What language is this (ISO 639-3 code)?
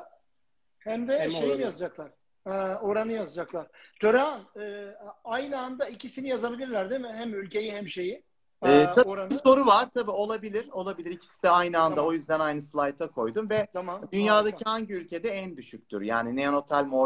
tur